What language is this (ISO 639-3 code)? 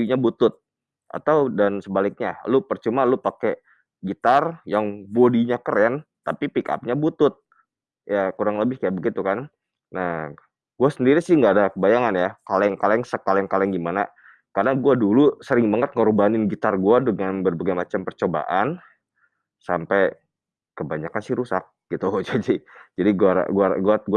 ind